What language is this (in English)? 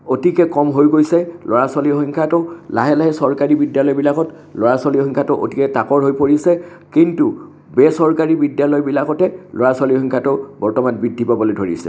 Assamese